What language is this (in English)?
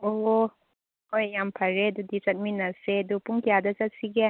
Manipuri